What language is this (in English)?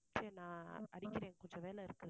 Tamil